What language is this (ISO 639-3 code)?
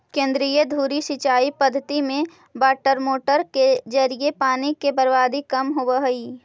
mag